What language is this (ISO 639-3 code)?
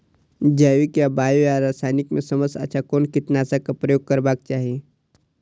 mai